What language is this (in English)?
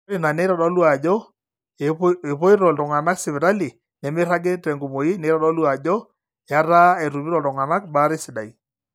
Masai